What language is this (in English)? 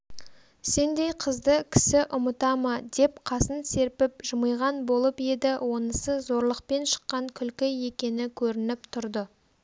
Kazakh